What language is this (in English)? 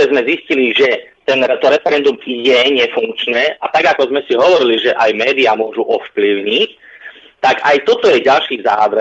Slovak